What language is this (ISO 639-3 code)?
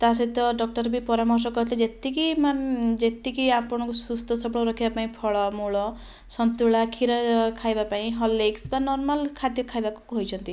ori